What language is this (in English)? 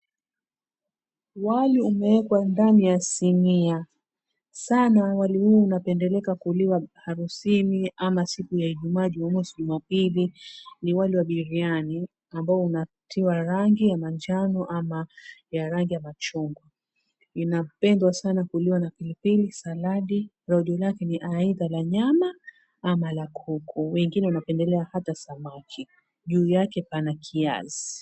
Swahili